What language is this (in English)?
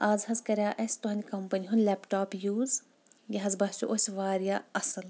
Kashmiri